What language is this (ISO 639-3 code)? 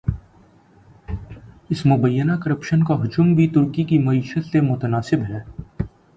urd